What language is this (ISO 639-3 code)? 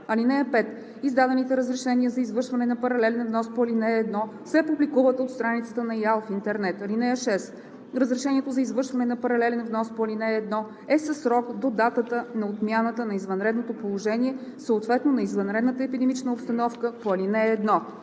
bul